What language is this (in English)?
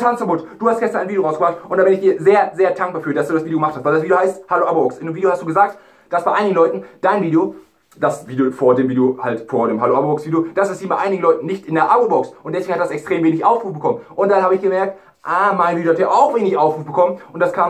German